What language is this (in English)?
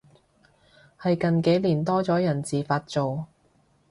Cantonese